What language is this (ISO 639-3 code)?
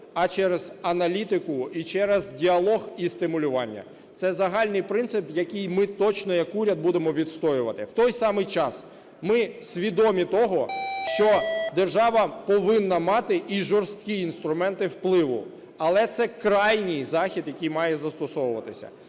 ukr